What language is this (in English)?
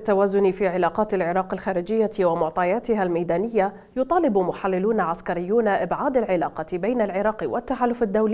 Arabic